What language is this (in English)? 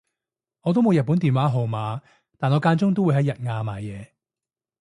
Cantonese